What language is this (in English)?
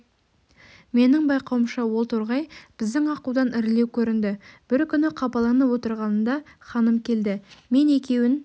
Kazakh